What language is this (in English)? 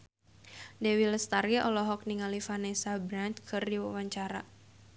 Sundanese